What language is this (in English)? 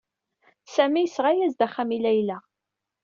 Kabyle